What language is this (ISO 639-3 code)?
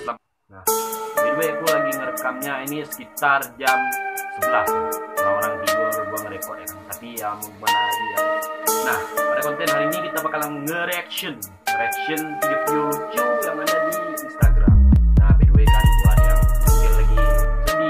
ind